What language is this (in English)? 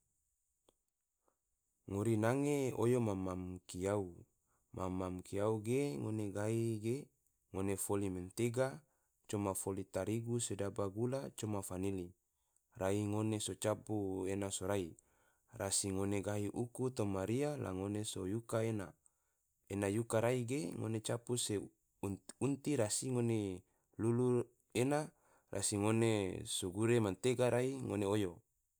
Tidore